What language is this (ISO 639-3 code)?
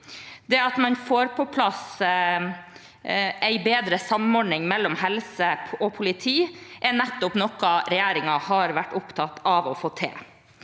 nor